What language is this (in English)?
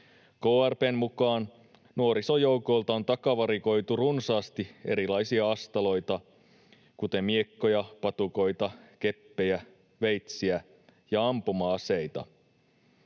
Finnish